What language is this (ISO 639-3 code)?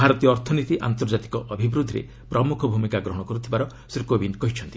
ori